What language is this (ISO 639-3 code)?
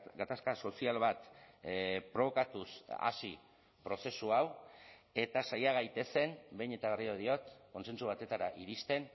eus